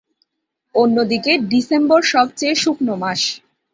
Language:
Bangla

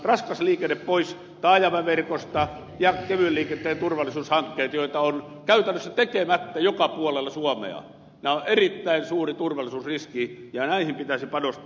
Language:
Finnish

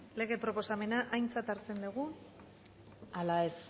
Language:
Basque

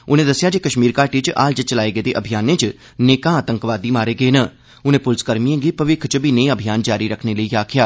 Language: Dogri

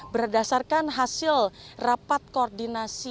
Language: Indonesian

